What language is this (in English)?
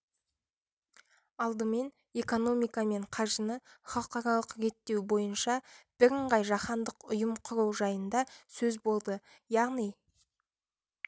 Kazakh